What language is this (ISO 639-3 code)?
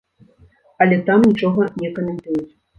bel